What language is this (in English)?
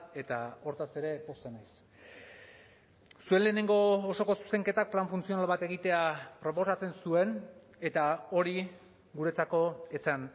Basque